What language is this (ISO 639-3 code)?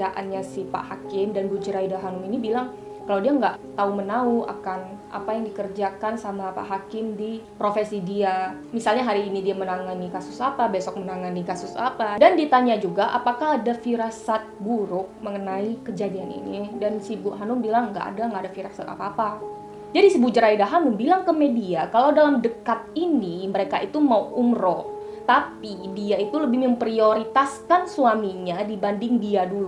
ind